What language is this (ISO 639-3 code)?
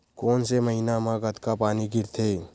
hne